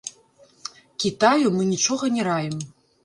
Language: Belarusian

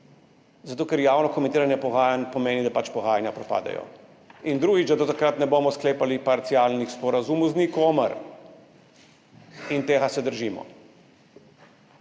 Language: Slovenian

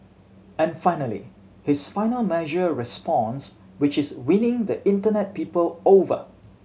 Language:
English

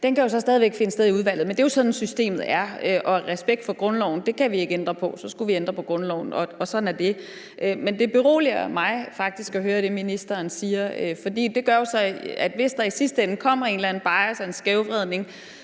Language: Danish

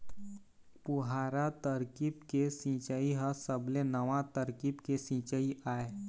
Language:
Chhattisgarhi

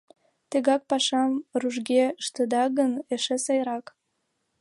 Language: Mari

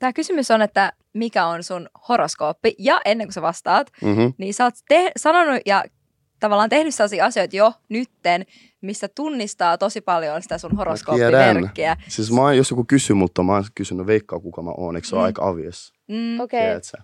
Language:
Finnish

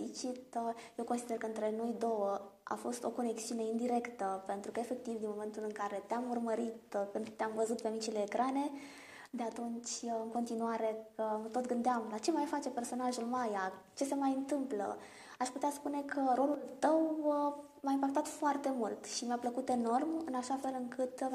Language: Romanian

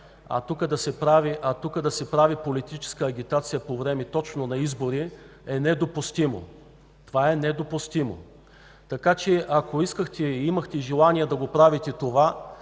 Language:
Bulgarian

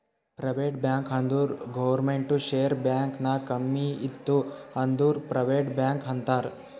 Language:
Kannada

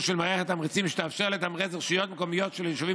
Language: Hebrew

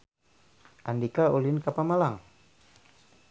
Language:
Sundanese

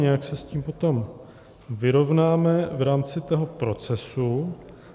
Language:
Czech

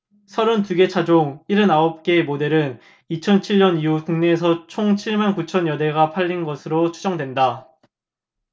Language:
Korean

